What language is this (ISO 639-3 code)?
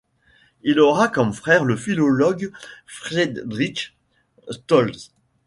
fra